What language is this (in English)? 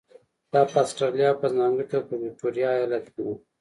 Pashto